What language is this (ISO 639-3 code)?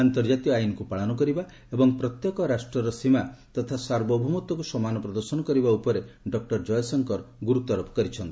ori